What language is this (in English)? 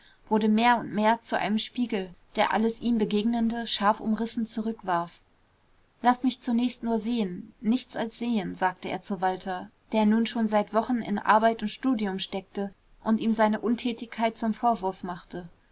German